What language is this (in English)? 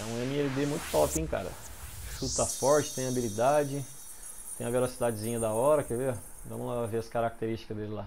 Portuguese